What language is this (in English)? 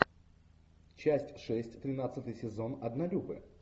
Russian